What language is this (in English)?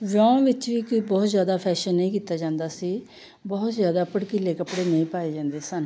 Punjabi